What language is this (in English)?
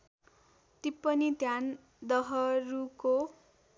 Nepali